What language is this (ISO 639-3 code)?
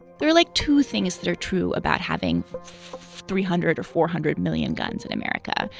eng